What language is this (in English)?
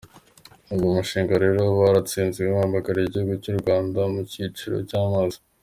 Kinyarwanda